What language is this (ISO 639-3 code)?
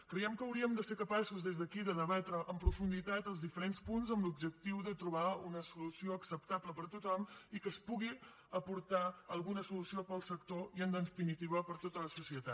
cat